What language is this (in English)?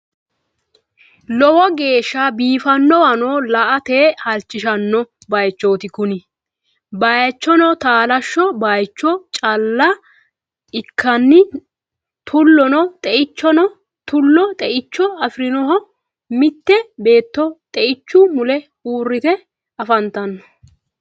Sidamo